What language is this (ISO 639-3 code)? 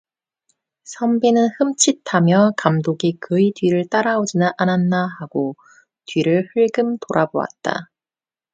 kor